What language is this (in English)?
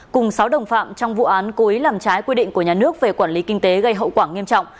Vietnamese